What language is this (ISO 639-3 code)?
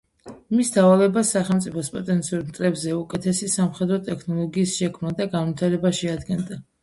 kat